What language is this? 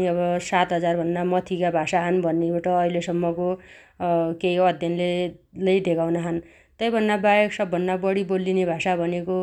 Dotyali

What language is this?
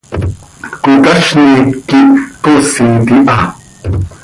Seri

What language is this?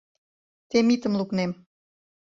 Mari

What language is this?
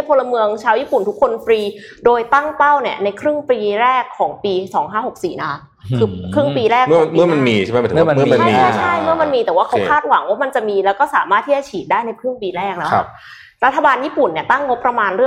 Thai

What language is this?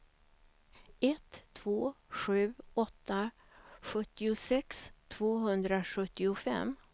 Swedish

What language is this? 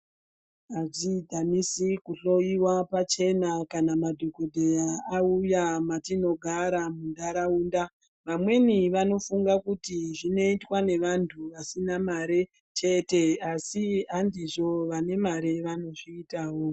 Ndau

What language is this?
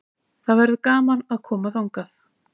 Icelandic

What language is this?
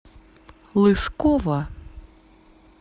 Russian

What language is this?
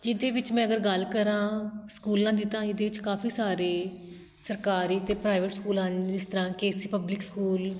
Punjabi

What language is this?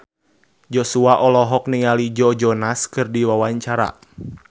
Sundanese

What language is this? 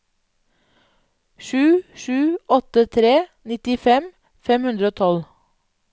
Norwegian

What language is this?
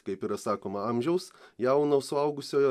Lithuanian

